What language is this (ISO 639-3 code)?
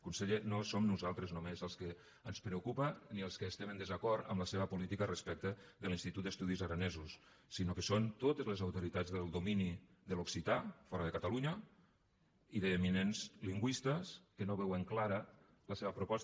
cat